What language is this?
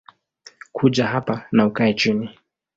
Swahili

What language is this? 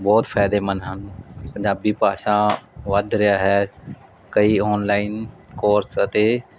Punjabi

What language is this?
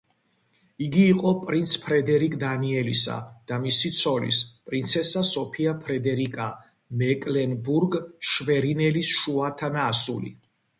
Georgian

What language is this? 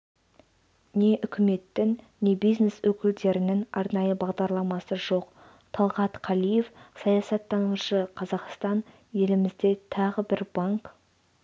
Kazakh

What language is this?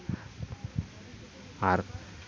Santali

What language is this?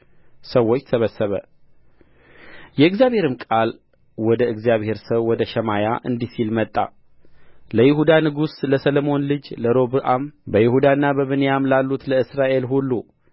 Amharic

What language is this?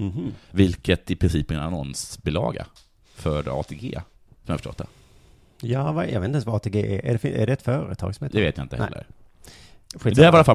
Swedish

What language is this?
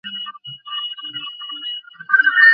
Bangla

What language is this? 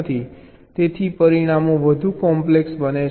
Gujarati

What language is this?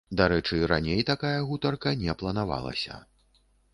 Belarusian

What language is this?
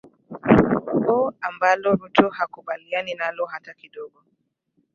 Swahili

